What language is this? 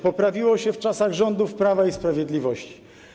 Polish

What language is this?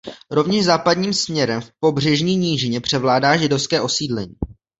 Czech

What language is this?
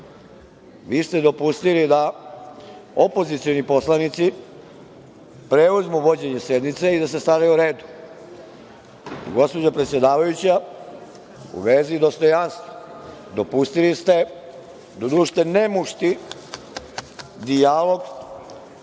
Serbian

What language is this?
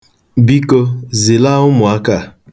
Igbo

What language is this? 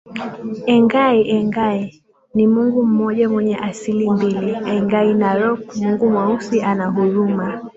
Swahili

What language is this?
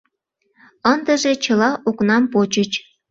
Mari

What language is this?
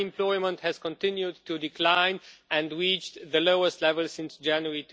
English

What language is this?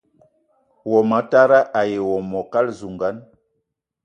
Eton (Cameroon)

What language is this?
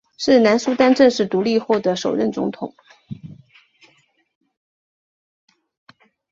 Chinese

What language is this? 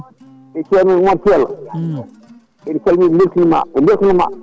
Fula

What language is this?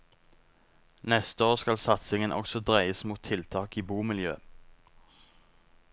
Norwegian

